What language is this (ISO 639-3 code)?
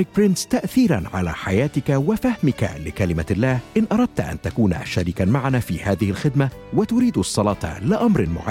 ara